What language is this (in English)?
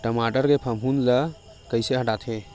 Chhattisgarhi